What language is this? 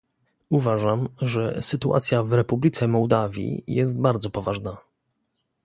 Polish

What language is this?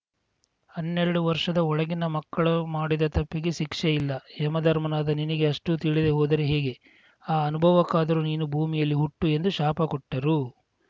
Kannada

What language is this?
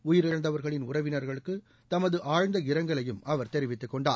Tamil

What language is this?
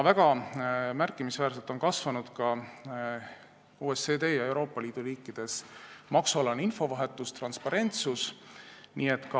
Estonian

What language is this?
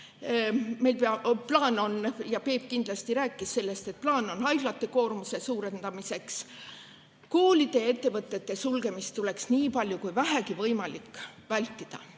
Estonian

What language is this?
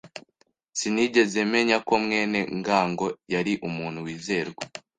Kinyarwanda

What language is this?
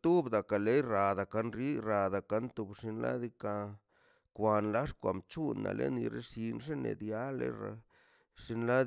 Mazaltepec Zapotec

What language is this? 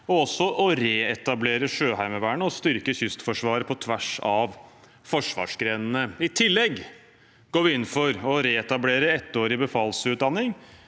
Norwegian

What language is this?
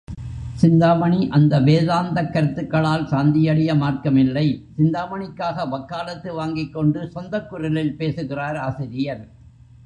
Tamil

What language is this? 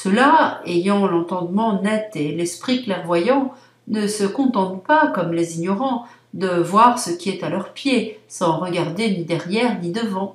French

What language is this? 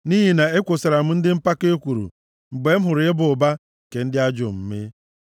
Igbo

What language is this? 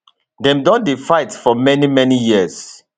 Nigerian Pidgin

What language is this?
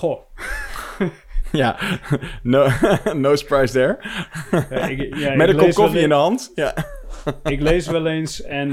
Dutch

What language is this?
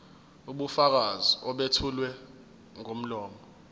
Zulu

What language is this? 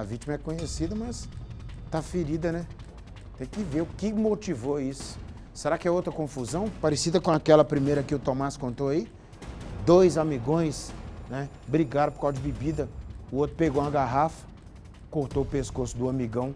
Portuguese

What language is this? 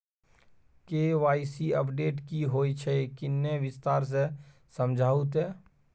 Maithili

